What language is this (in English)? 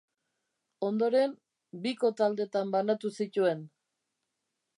Basque